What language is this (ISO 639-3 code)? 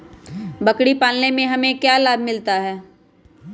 mag